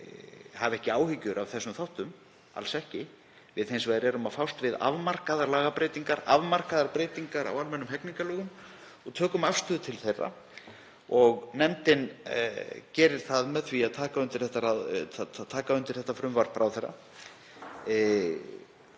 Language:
Icelandic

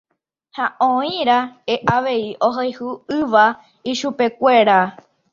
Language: Guarani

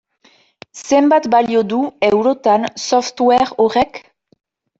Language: Basque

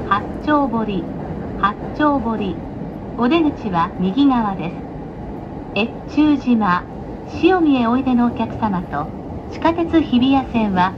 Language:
Japanese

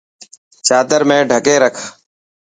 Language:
Dhatki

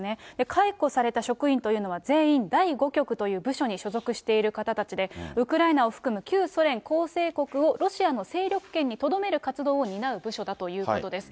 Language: Japanese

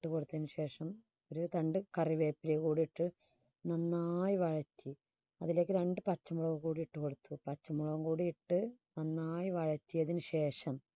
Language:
Malayalam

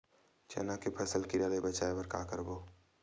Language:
Chhattisgarhi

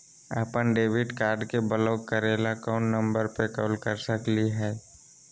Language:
Magahi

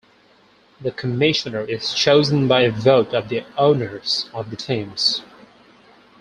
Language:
English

